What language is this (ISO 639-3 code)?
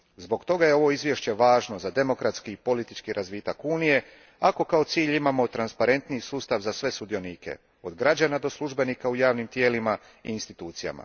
hrv